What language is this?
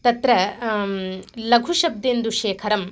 Sanskrit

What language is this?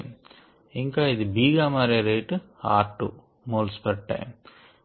Telugu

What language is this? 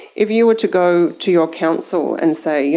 English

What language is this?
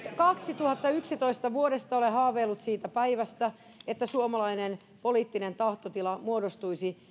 Finnish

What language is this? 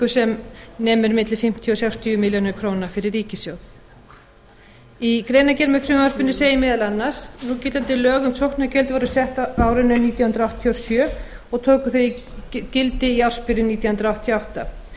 Icelandic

